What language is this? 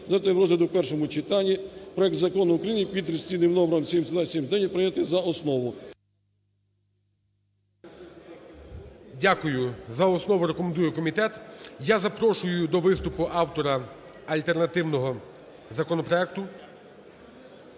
Ukrainian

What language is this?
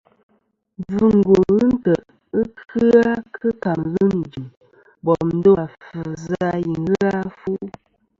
Kom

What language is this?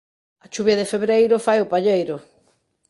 Galician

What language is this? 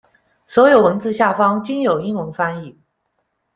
Chinese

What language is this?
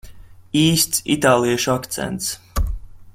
Latvian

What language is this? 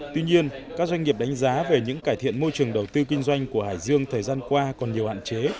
Vietnamese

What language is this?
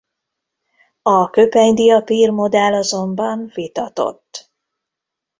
Hungarian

